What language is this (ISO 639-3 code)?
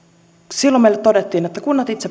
fin